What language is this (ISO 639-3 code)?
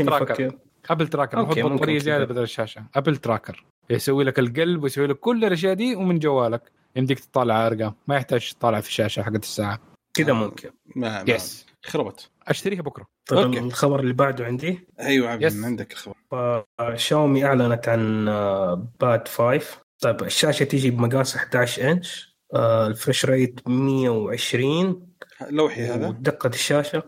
ara